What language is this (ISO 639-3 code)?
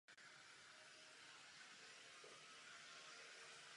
ces